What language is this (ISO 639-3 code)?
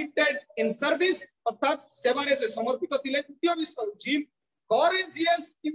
ind